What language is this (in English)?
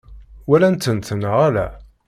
Kabyle